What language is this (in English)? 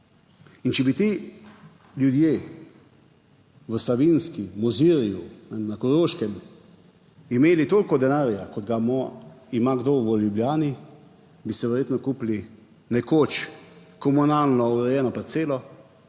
Slovenian